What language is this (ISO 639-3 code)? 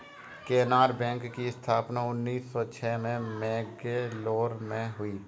hin